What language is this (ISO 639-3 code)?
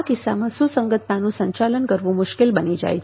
guj